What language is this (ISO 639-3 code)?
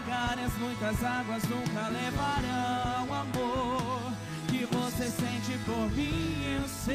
por